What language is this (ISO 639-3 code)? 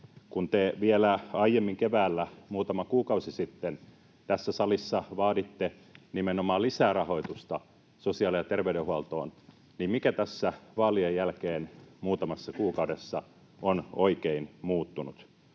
fin